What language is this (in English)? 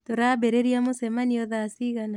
Kikuyu